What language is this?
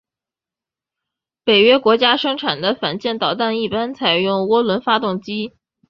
Chinese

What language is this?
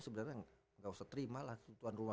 Indonesian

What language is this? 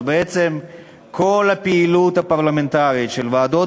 Hebrew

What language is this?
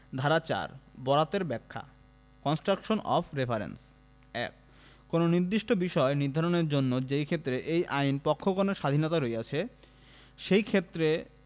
Bangla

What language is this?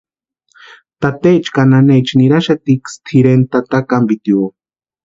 Western Highland Purepecha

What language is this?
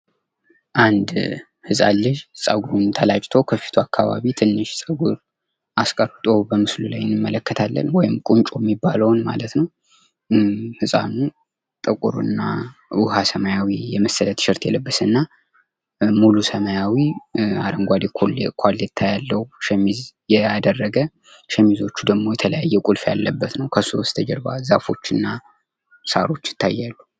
Amharic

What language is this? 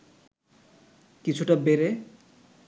Bangla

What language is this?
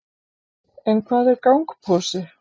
Icelandic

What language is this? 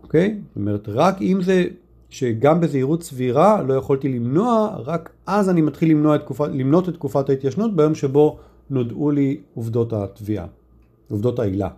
Hebrew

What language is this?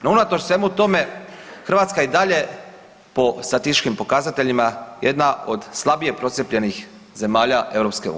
Croatian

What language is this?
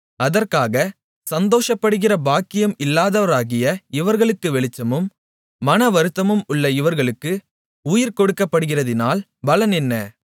Tamil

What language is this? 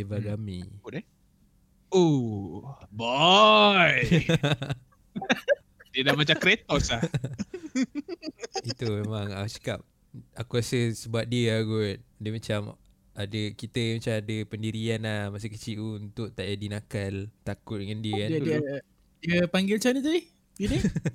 Malay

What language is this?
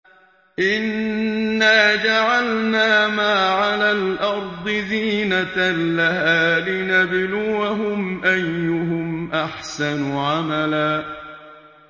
Arabic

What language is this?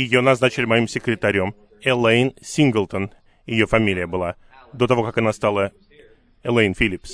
Russian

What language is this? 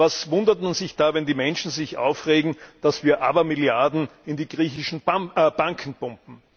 German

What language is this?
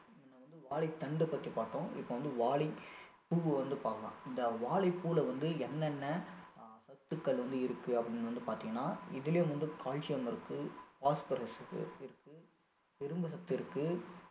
Tamil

